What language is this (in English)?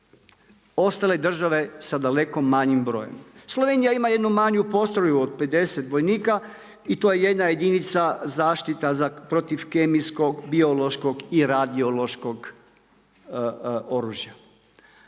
Croatian